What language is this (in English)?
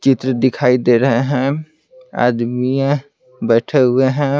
Hindi